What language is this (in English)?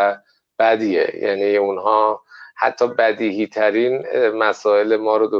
Persian